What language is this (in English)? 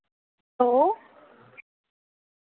Dogri